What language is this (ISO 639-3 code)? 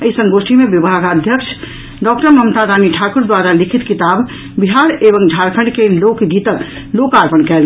mai